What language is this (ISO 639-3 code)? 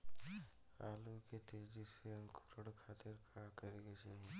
bho